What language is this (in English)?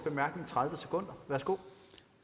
Danish